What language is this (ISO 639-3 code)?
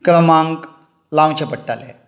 kok